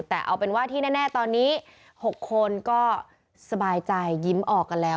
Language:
Thai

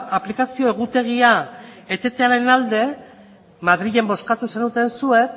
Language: Basque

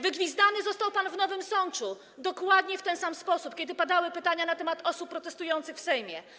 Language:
Polish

